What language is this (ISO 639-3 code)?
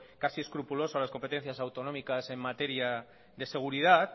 spa